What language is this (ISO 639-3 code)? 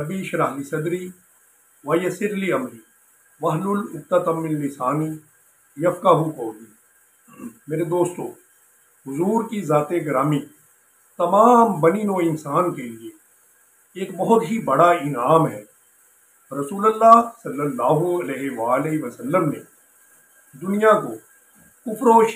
hin